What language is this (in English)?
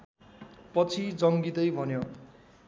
Nepali